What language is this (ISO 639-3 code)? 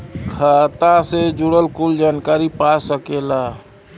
bho